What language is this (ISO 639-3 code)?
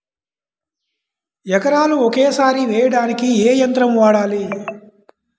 tel